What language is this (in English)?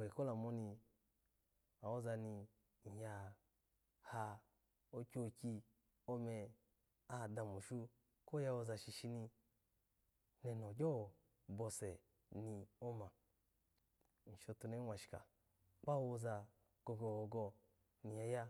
Alago